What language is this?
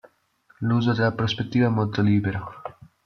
Italian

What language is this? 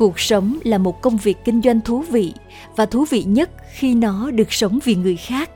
Vietnamese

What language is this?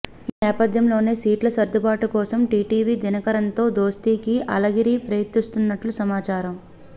Telugu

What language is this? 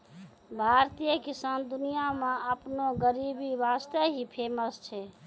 Maithili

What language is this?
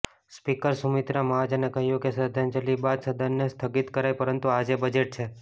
Gujarati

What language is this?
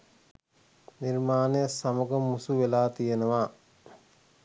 Sinhala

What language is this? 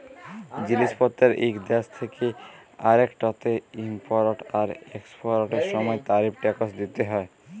Bangla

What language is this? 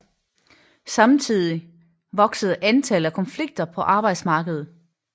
Danish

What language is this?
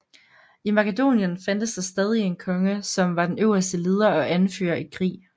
Danish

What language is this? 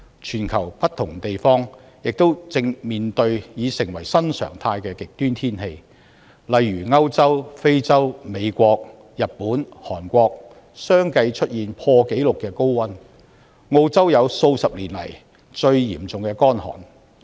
Cantonese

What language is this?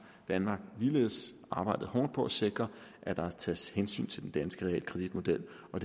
Danish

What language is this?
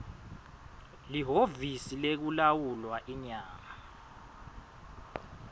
Swati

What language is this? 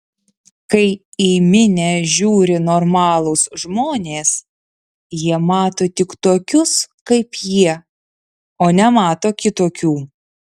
Lithuanian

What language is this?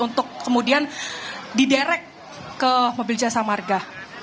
Indonesian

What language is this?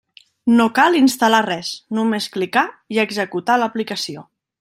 Catalan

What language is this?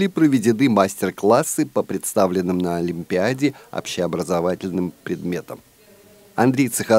Russian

